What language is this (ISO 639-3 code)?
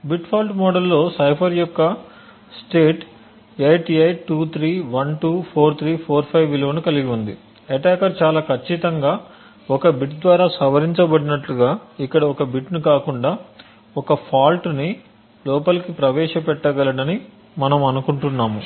tel